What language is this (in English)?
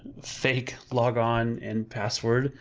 English